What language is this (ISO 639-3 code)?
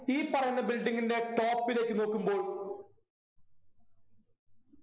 mal